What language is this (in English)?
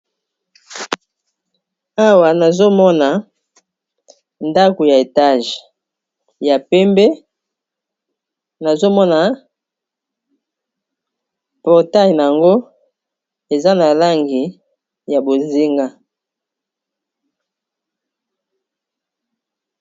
Lingala